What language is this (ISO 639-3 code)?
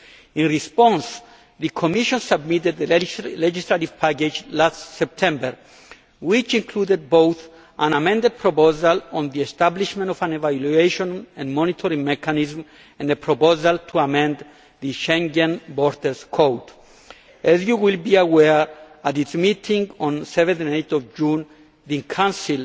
eng